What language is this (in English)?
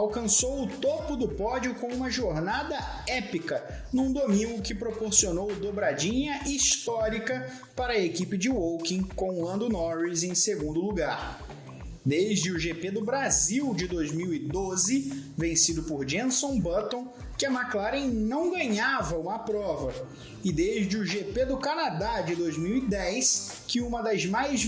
Portuguese